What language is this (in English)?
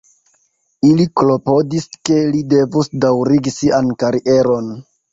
Esperanto